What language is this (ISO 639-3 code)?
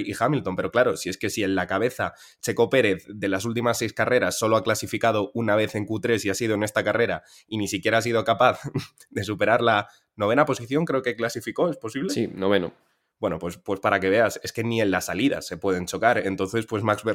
spa